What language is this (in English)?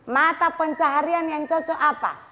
Indonesian